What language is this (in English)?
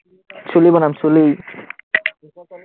Assamese